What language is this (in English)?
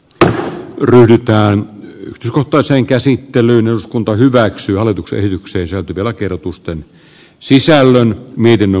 Finnish